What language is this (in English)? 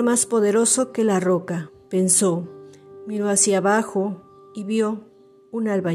Spanish